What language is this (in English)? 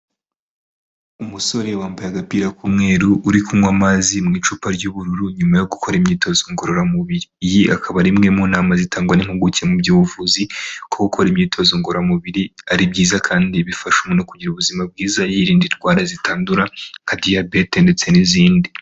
Kinyarwanda